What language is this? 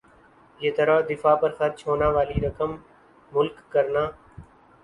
Urdu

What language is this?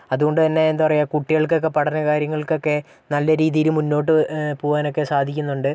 Malayalam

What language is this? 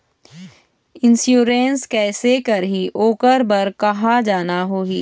Chhattisgarhi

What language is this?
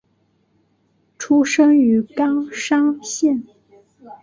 Chinese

